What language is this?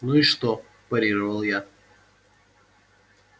Russian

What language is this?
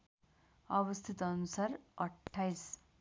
Nepali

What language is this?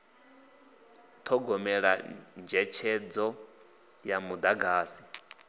Venda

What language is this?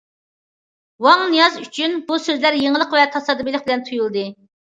Uyghur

